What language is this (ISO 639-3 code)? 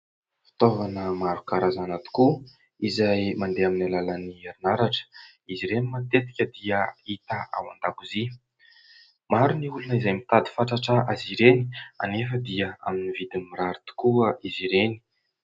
mlg